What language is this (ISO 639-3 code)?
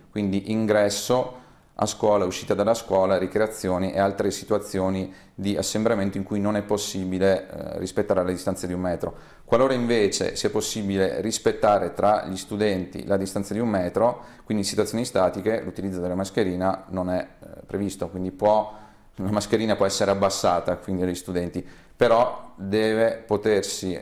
ita